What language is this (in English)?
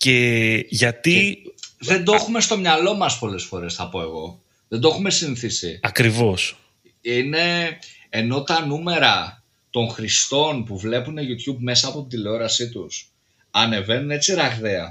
Greek